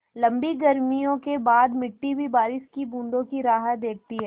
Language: Hindi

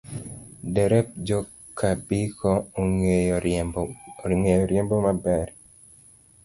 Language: Luo (Kenya and Tanzania)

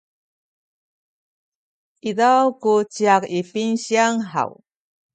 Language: Sakizaya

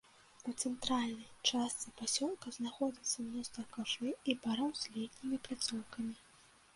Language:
Belarusian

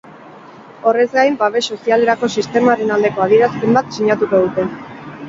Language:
Basque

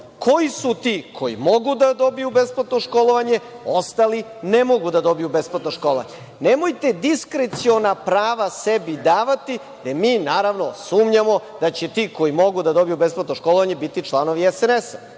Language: Serbian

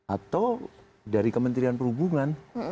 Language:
Indonesian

